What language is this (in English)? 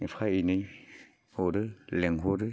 Bodo